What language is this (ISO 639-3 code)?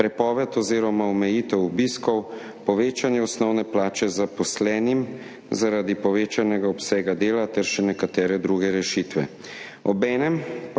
slv